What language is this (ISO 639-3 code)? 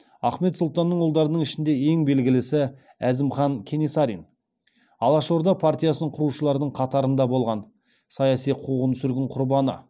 kaz